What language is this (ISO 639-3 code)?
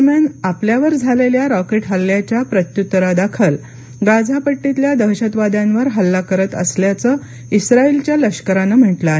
mar